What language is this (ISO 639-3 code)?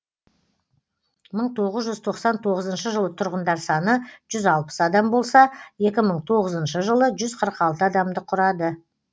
kaz